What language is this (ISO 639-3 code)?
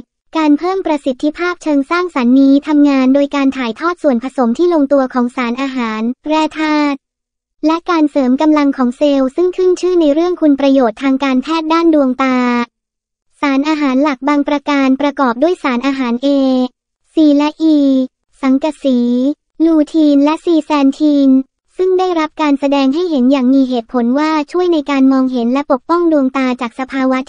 tha